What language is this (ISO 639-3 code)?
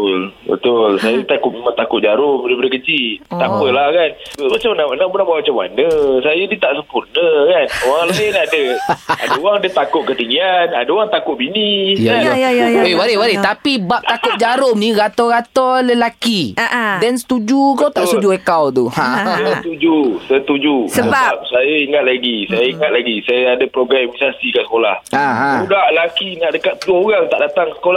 msa